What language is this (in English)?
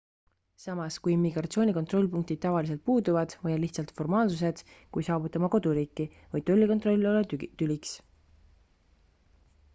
Estonian